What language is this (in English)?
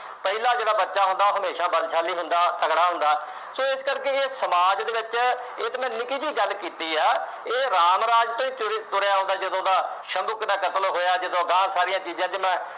Punjabi